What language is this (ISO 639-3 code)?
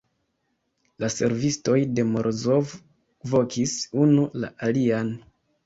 epo